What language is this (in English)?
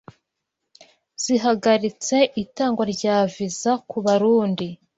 Kinyarwanda